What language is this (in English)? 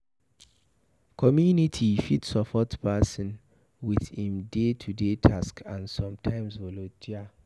Nigerian Pidgin